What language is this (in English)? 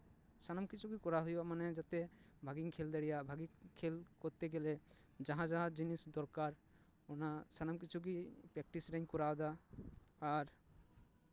Santali